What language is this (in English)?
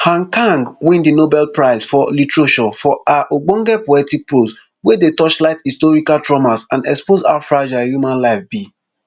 Nigerian Pidgin